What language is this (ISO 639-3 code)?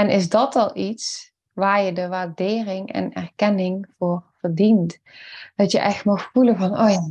nld